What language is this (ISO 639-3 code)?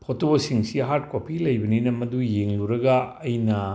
mni